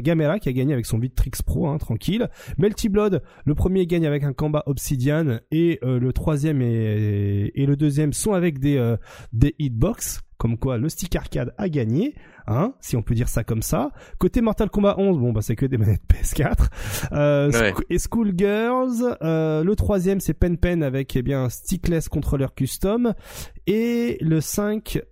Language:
French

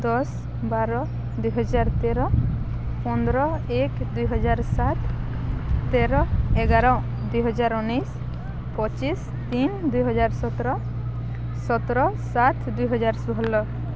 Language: Odia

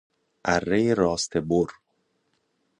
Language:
Persian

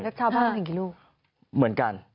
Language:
Thai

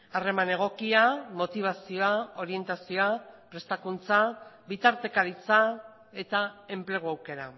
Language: Basque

